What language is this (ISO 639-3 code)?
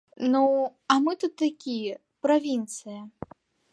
bel